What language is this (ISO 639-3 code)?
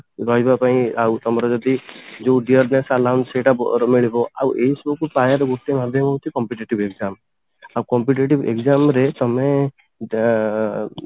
ori